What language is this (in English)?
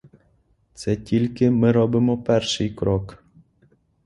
Ukrainian